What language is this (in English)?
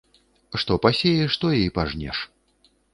Belarusian